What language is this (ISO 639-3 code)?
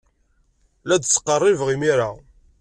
kab